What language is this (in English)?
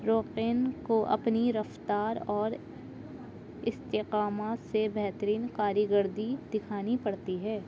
Urdu